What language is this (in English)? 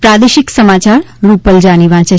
Gujarati